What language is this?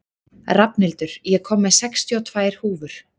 Icelandic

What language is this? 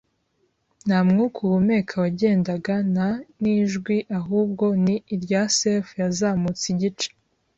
Kinyarwanda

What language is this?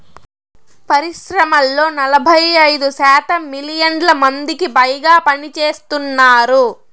Telugu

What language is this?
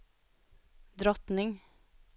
Swedish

